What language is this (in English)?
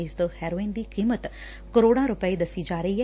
Punjabi